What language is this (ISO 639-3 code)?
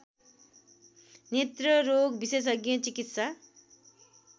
nep